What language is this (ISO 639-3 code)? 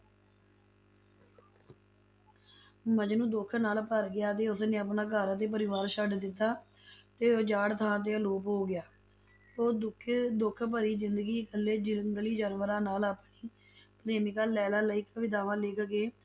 pan